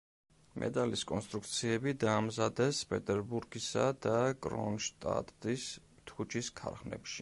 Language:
Georgian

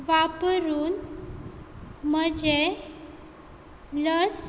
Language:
Konkani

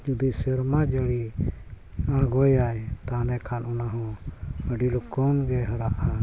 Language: Santali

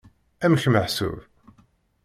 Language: Kabyle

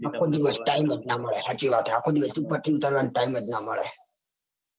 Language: Gujarati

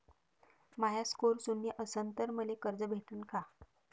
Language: Marathi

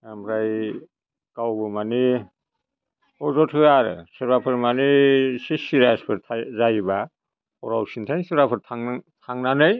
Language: Bodo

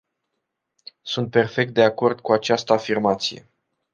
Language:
Romanian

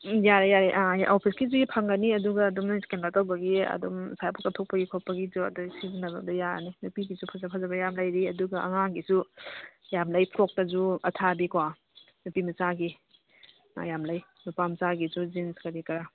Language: Manipuri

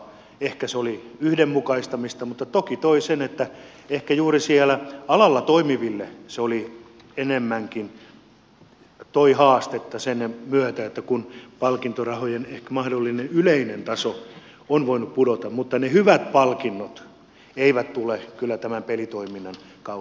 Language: Finnish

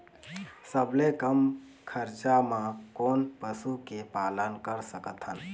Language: Chhattisgarhi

